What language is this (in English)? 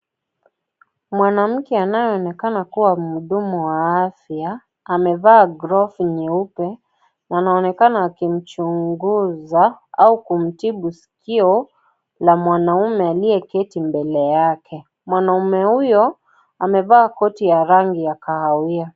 Swahili